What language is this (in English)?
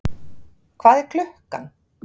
Icelandic